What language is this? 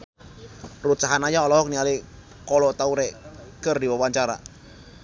Sundanese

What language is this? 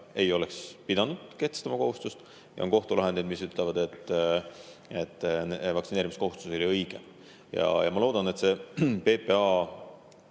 Estonian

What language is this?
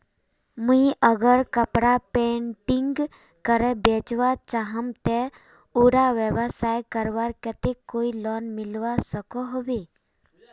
Magahi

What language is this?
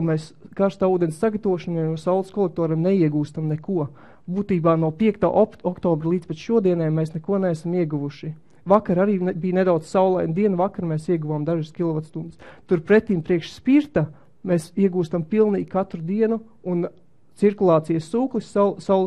Latvian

